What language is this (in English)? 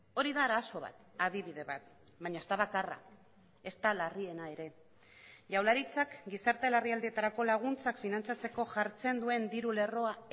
Basque